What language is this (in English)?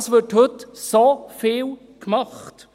Swiss German